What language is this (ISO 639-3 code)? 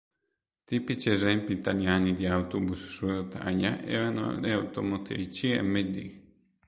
ita